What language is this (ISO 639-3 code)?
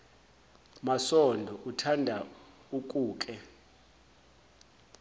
zul